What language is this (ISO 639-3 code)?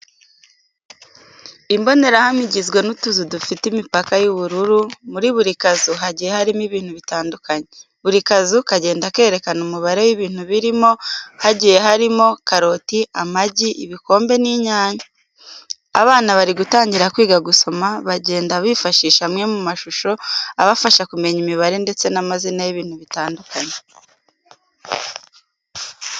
kin